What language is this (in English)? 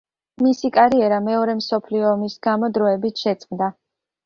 Georgian